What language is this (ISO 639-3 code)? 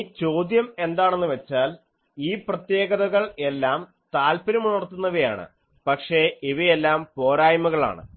mal